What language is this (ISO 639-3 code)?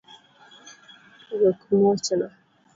luo